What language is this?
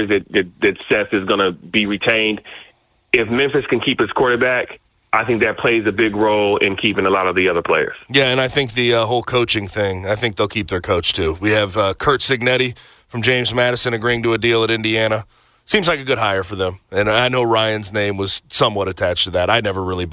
English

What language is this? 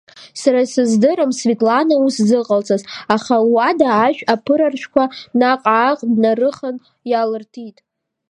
Abkhazian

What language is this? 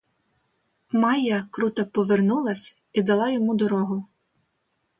Ukrainian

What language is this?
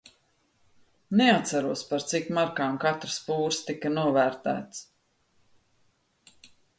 Latvian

